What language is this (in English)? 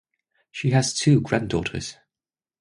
English